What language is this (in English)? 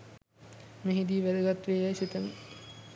Sinhala